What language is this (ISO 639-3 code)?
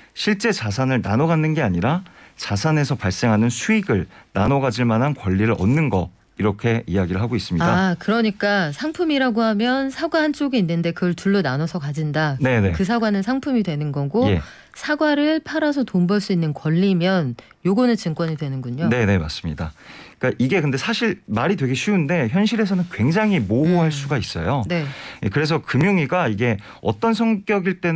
kor